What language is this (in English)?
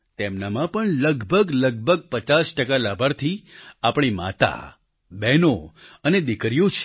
Gujarati